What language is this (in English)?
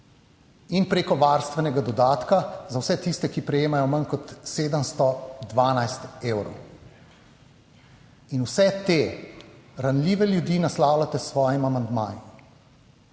Slovenian